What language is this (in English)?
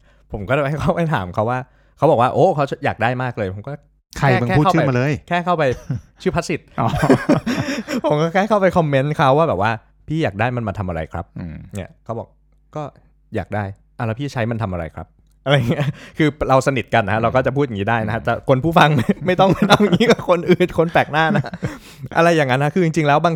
Thai